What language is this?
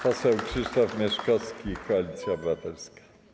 Polish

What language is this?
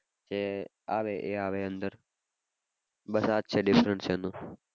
Gujarati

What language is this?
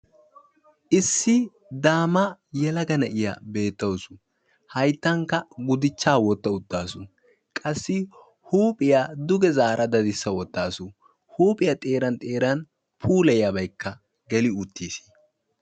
Wolaytta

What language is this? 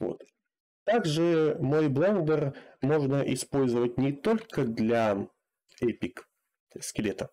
Russian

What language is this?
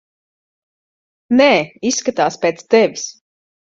Latvian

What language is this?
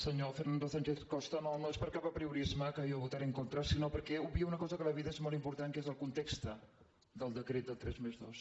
Catalan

